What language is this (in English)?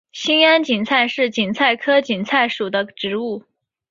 Chinese